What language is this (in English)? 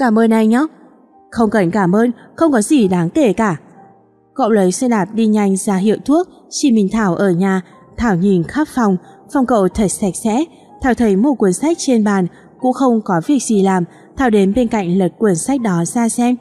Vietnamese